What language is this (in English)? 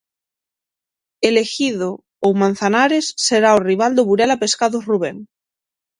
Galician